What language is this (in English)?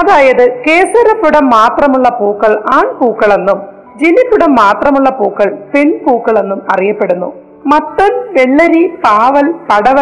Malayalam